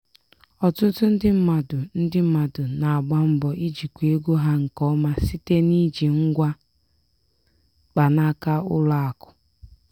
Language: Igbo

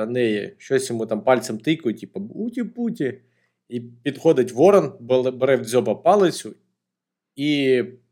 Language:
Ukrainian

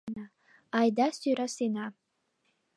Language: Mari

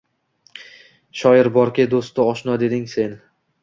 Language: Uzbek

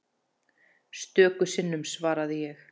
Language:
Icelandic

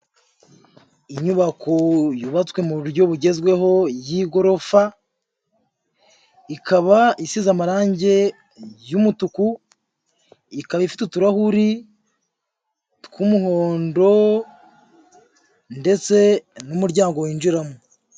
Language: Kinyarwanda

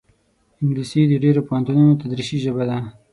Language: Pashto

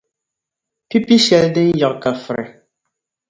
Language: Dagbani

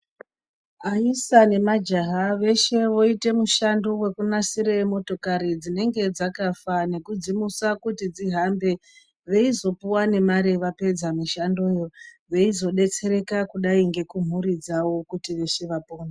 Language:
Ndau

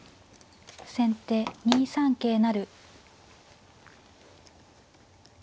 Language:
Japanese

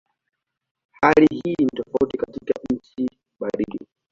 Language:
Swahili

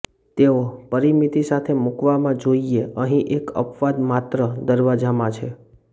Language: Gujarati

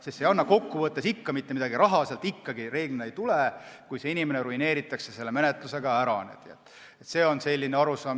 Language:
Estonian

